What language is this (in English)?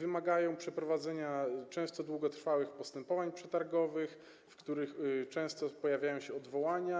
Polish